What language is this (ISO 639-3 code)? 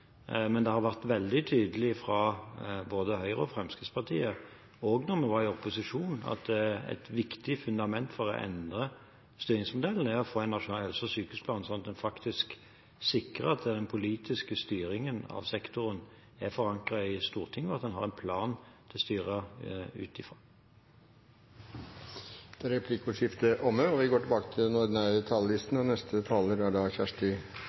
nor